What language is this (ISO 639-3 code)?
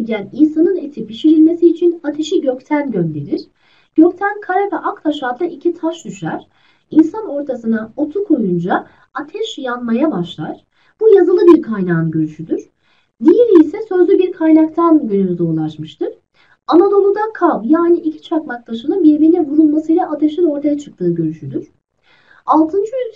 tur